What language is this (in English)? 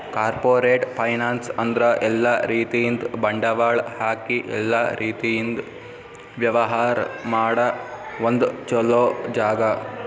Kannada